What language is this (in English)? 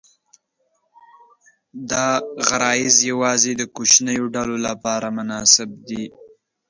Pashto